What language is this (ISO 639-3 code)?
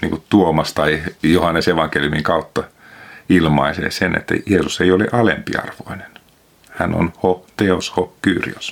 fin